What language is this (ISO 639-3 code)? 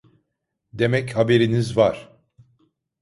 tur